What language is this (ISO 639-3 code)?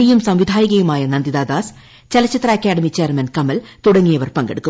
mal